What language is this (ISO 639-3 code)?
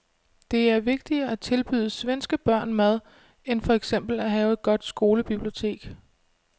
dan